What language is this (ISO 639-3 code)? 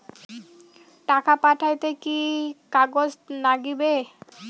ben